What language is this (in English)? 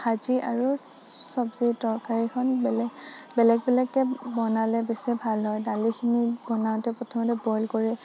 Assamese